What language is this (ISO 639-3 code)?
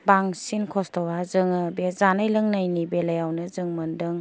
brx